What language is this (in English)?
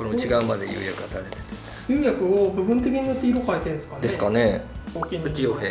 Japanese